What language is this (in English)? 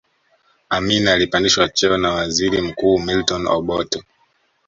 Swahili